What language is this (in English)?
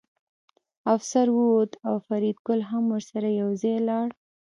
Pashto